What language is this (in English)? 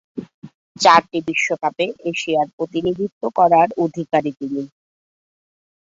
Bangla